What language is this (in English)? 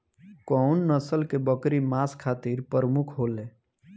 Bhojpuri